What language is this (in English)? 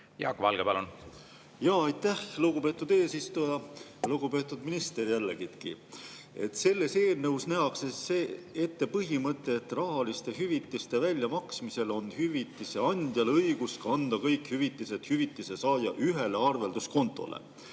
Estonian